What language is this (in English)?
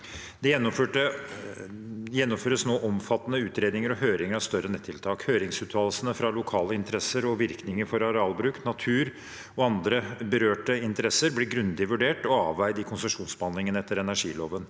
Norwegian